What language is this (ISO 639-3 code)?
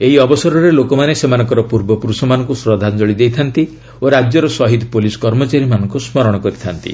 ori